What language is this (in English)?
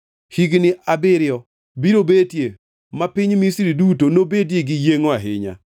Luo (Kenya and Tanzania)